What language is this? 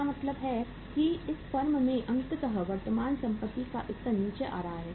Hindi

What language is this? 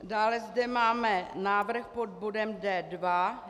Czech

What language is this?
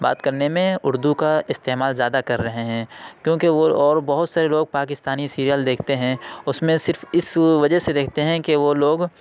Urdu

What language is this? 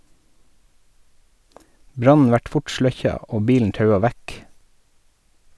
Norwegian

